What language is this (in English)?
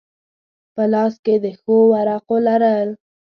Pashto